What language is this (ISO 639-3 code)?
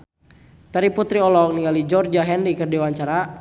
sun